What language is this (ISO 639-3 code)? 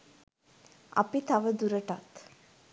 sin